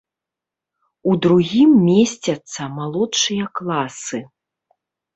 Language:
Belarusian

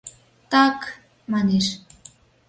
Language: Mari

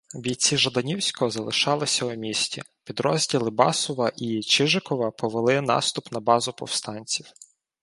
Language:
Ukrainian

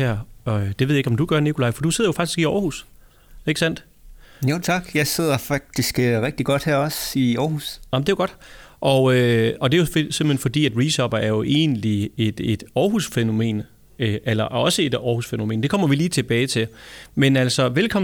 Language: Danish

